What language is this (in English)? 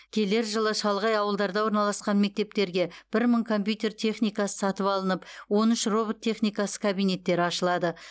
Kazakh